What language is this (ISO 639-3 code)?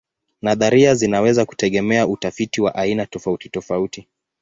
swa